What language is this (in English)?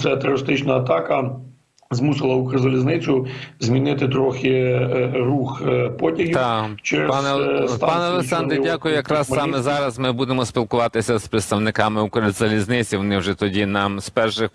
Ukrainian